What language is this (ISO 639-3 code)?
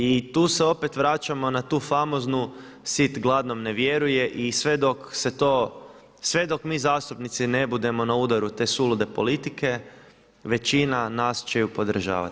hrv